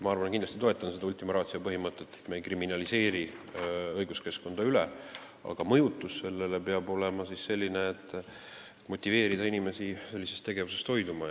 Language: Estonian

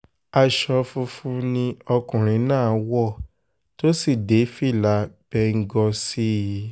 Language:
Yoruba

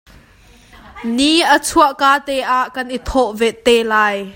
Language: Hakha Chin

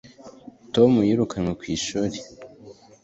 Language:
Kinyarwanda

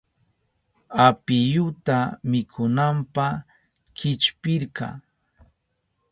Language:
Southern Pastaza Quechua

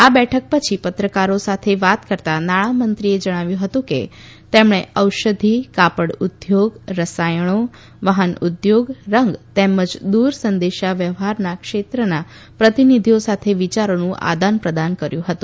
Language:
Gujarati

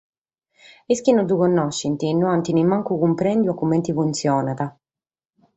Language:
Sardinian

